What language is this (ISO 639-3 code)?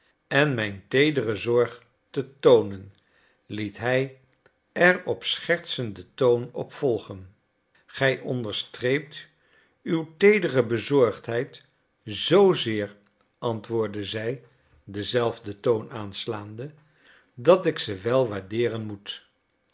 nld